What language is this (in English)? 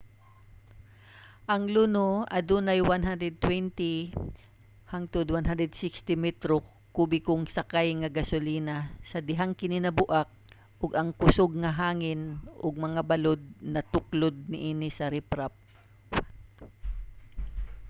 Cebuano